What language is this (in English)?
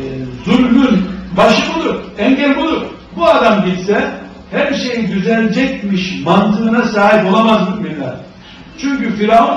Turkish